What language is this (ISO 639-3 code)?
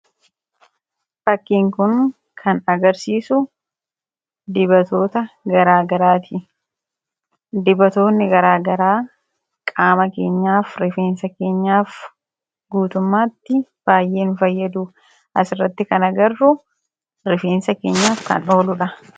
orm